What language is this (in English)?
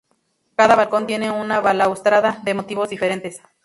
Spanish